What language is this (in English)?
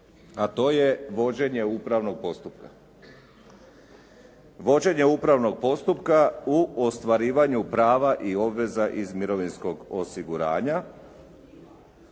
Croatian